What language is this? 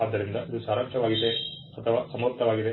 Kannada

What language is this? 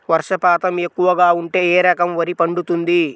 Telugu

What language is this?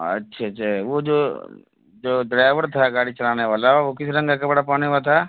Urdu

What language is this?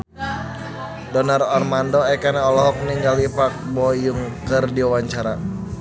Sundanese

